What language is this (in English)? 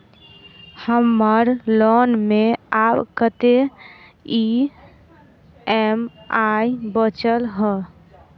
Maithili